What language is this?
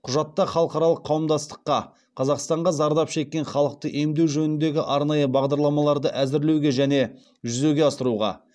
Kazakh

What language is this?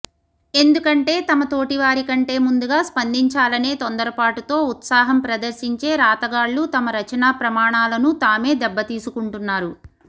Telugu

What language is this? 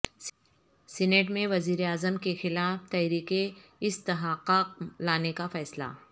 Urdu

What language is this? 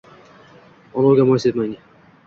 Uzbek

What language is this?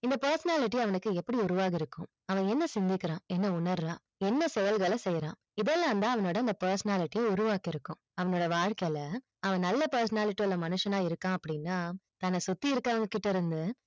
Tamil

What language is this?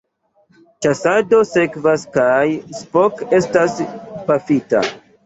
Esperanto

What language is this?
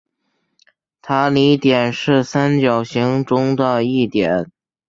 Chinese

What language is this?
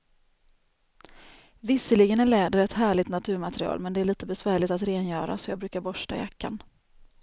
Swedish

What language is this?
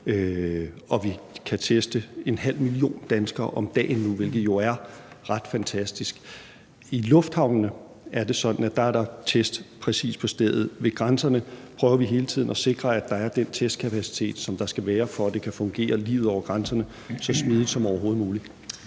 Danish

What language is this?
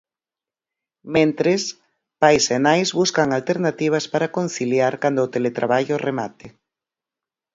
Galician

